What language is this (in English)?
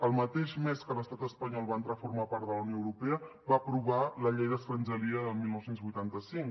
Catalan